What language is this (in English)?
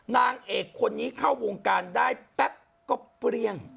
Thai